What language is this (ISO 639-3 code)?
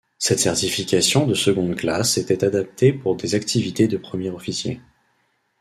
fra